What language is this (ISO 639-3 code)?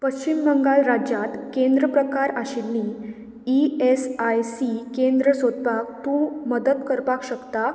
kok